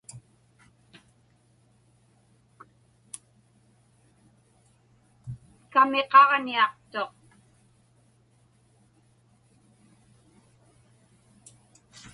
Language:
Inupiaq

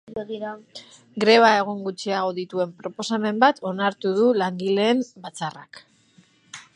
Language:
Basque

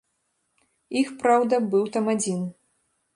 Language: Belarusian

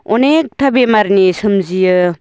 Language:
Bodo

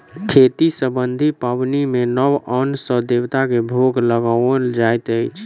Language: Maithili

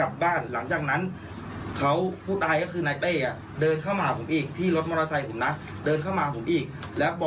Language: Thai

